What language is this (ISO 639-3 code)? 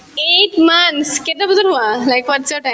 asm